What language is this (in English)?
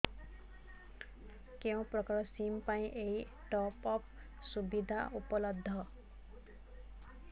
Odia